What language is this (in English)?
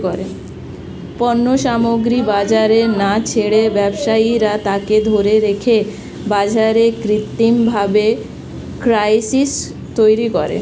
Bangla